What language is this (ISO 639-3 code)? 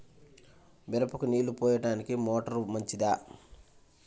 tel